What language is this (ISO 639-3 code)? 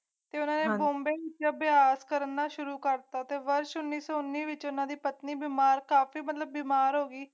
pan